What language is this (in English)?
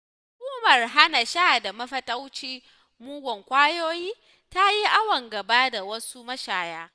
Hausa